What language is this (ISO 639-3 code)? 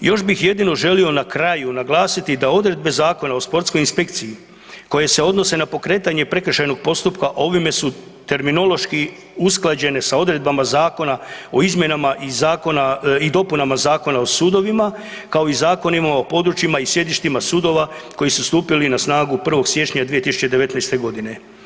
hrv